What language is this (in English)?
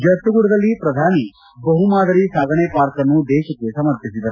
Kannada